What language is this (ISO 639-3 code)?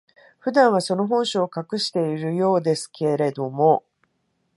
jpn